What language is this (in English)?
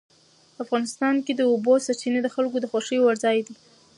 Pashto